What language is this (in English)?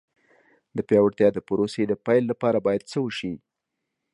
Pashto